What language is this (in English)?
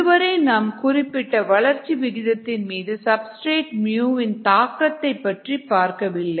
Tamil